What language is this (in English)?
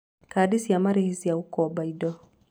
Kikuyu